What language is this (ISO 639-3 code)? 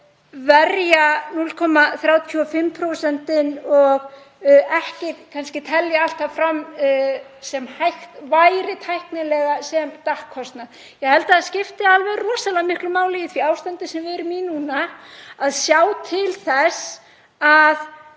isl